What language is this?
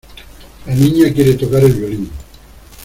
Spanish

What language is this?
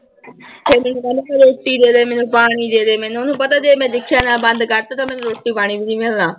Punjabi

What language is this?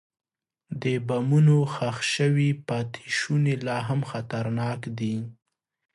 Pashto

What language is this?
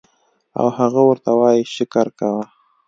Pashto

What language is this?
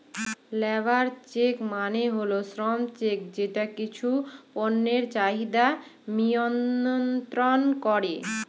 Bangla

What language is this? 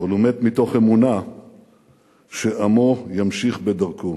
Hebrew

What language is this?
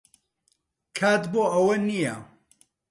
Central Kurdish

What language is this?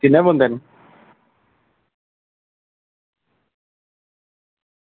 Dogri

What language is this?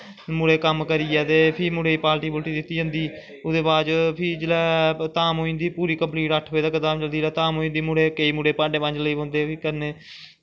Dogri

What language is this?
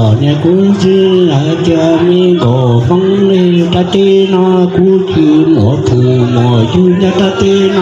Thai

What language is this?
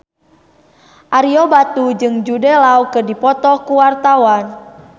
Sundanese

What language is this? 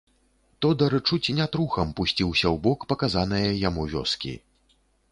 Belarusian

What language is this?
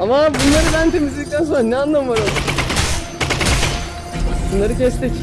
Turkish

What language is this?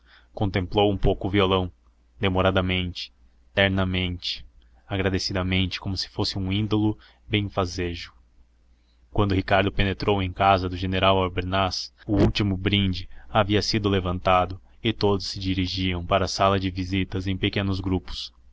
Portuguese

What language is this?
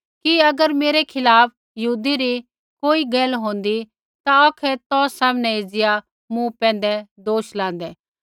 Kullu Pahari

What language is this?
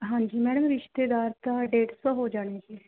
Punjabi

